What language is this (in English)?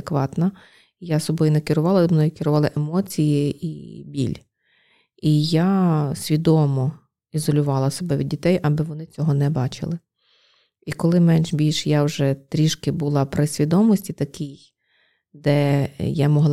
Ukrainian